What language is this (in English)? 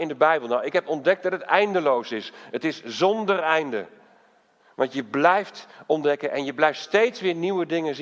Dutch